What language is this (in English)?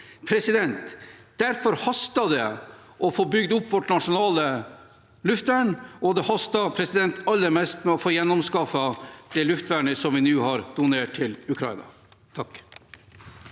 Norwegian